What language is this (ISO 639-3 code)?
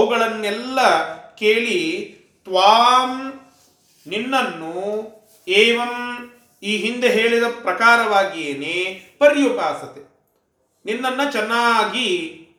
kan